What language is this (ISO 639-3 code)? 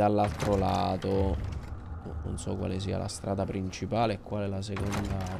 ita